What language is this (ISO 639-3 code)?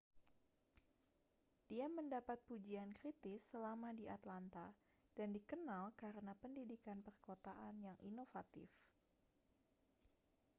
ind